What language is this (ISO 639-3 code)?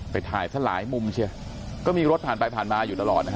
tha